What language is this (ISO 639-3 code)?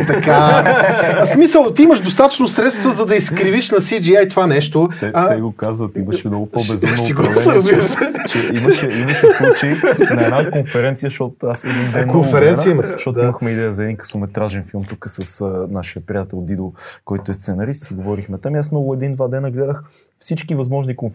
bul